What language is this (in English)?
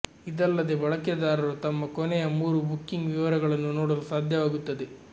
Kannada